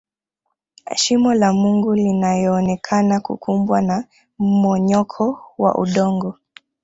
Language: Swahili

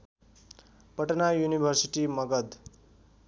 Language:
Nepali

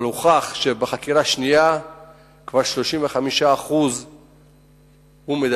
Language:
Hebrew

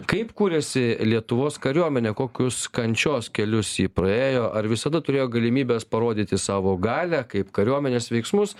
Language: Lithuanian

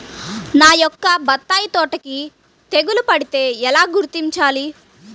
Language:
Telugu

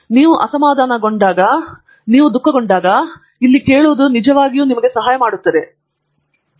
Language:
Kannada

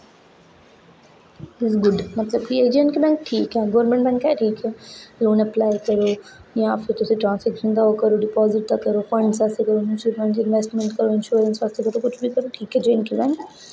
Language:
Dogri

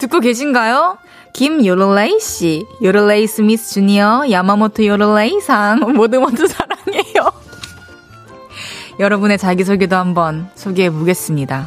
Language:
Korean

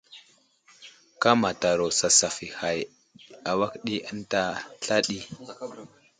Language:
Wuzlam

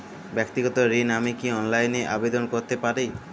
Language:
Bangla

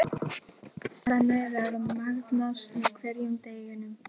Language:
Icelandic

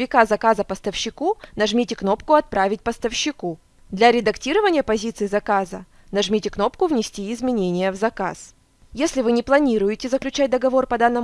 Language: Russian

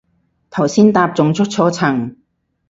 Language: Cantonese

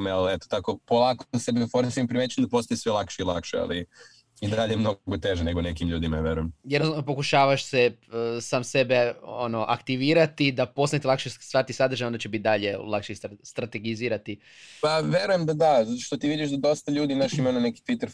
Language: Croatian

